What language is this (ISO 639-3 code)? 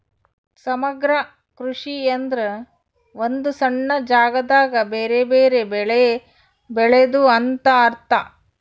kan